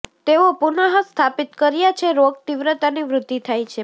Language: Gujarati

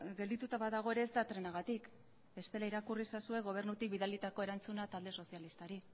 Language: Basque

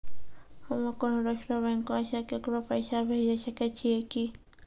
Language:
Maithili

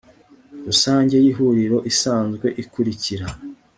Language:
Kinyarwanda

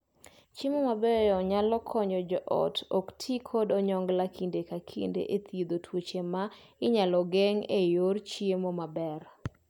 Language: Luo (Kenya and Tanzania)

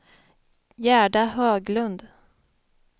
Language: Swedish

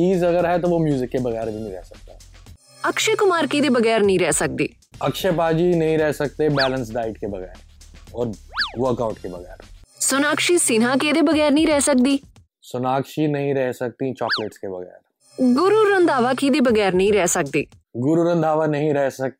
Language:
Punjabi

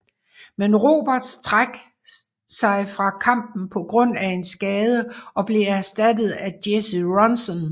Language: Danish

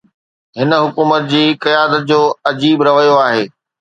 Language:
Sindhi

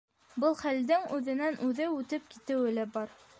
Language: Bashkir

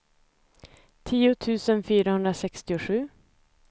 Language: Swedish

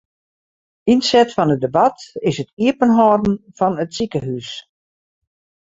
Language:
Western Frisian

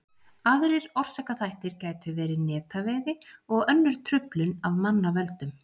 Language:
Icelandic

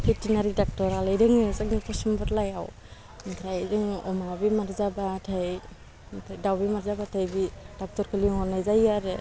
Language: Bodo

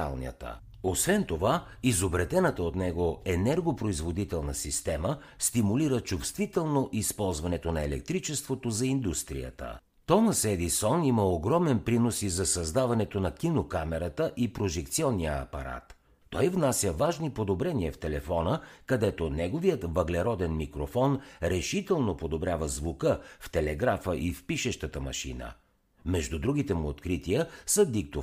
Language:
Bulgarian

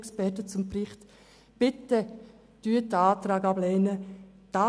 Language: Swiss German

